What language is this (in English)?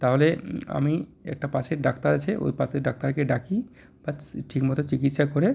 Bangla